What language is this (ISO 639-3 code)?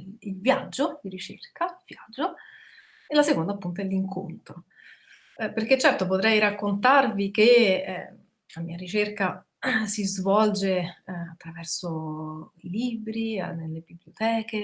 ita